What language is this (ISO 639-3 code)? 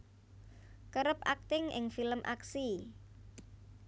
jav